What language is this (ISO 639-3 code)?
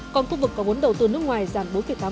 vie